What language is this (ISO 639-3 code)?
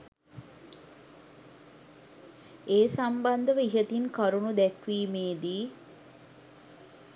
sin